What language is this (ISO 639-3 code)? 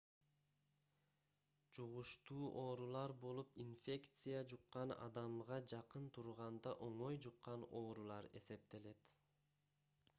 kir